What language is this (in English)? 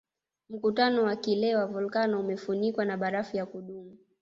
Swahili